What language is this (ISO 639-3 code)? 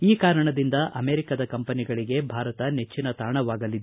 kan